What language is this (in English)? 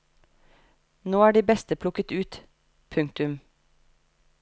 Norwegian